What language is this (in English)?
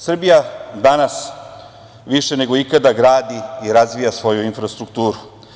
Serbian